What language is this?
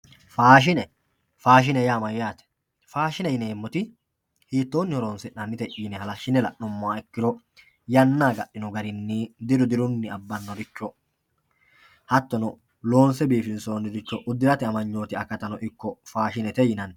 Sidamo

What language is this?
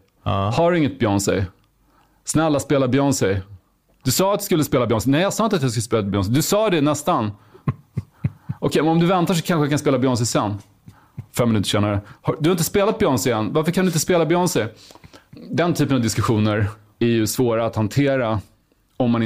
Swedish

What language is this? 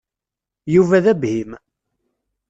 Kabyle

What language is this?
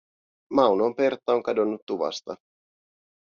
Finnish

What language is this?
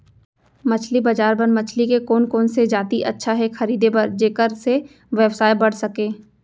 Chhattisgarhi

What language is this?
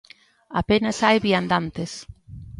Galician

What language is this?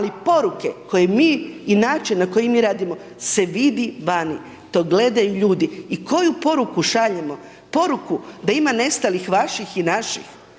Croatian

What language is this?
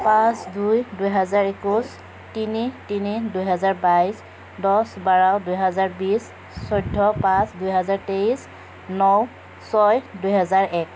Assamese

